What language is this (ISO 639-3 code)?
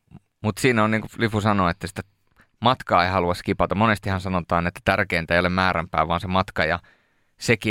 fin